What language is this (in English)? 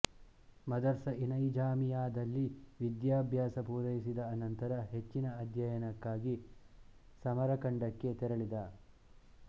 Kannada